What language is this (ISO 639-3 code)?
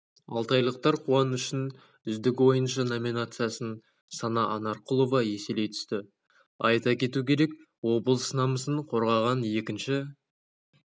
kaz